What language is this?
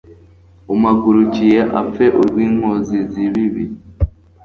Kinyarwanda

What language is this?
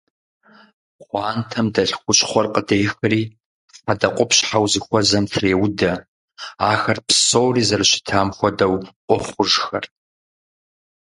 Kabardian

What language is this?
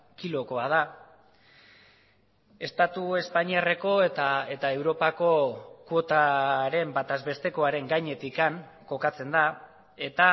Basque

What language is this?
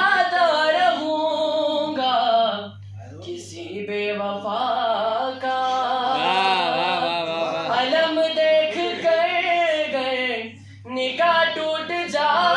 Hindi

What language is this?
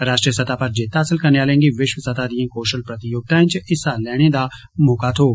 Dogri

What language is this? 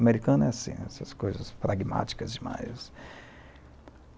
Portuguese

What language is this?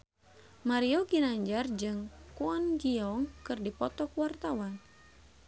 Sundanese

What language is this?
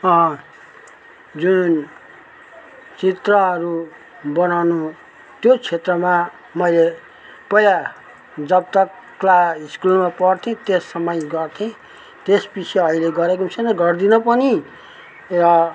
Nepali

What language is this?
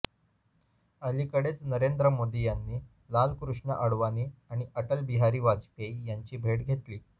Marathi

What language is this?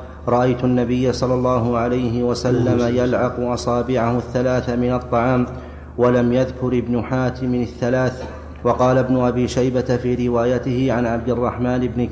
Arabic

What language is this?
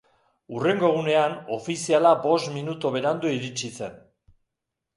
Basque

